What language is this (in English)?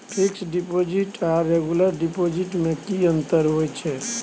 Maithili